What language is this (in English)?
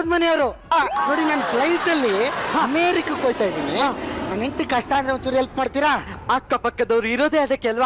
Kannada